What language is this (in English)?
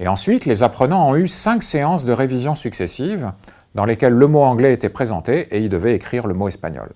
French